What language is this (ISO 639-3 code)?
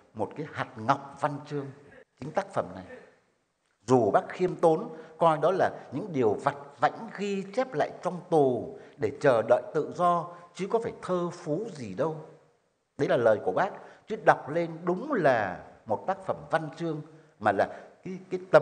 vie